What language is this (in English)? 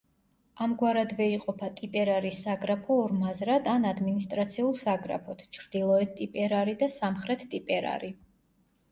Georgian